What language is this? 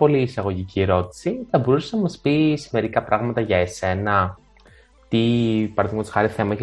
Greek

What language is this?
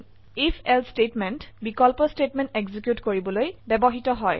Assamese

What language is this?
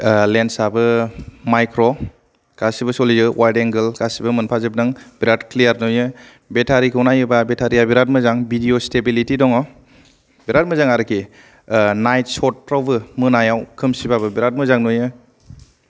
Bodo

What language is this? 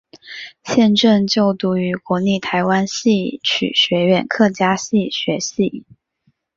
Chinese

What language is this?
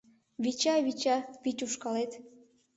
Mari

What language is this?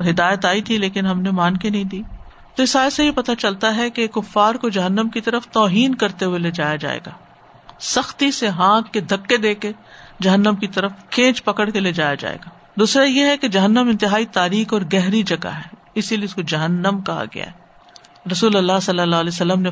Urdu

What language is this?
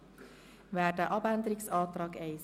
Swiss German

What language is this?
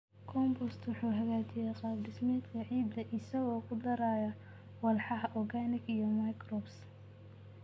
Somali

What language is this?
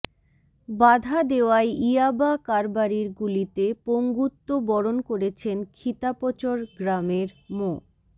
Bangla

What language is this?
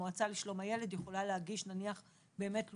Hebrew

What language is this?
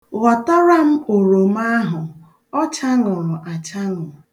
Igbo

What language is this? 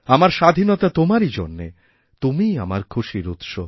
Bangla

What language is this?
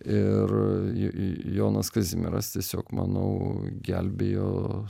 Lithuanian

